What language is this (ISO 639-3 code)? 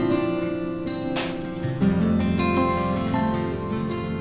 ind